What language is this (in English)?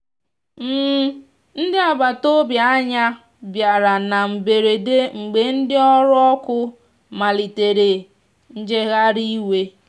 Igbo